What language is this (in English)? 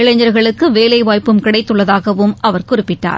Tamil